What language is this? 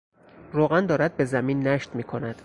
Persian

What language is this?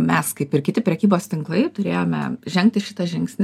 Lithuanian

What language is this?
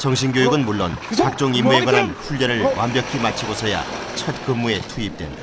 Korean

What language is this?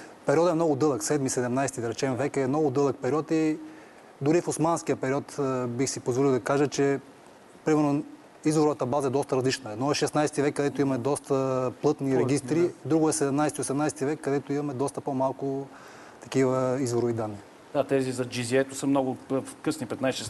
Bulgarian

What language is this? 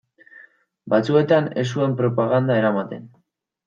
Basque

